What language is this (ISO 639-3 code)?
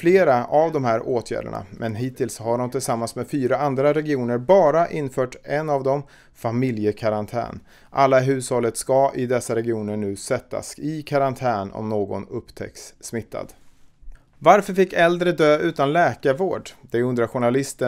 swe